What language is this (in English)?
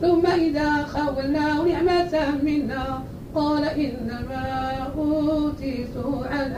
Arabic